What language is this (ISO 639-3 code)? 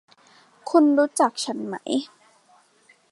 tha